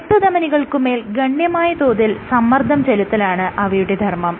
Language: Malayalam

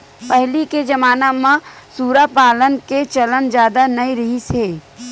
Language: Chhattisgarhi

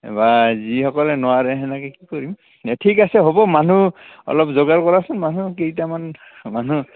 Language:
Assamese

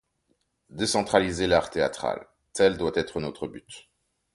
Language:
French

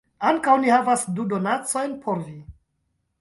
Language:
Esperanto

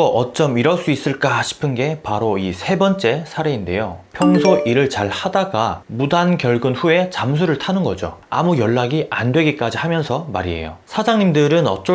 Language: Korean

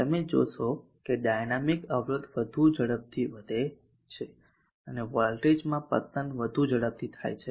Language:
Gujarati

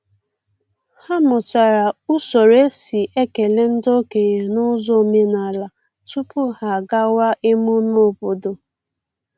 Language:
Igbo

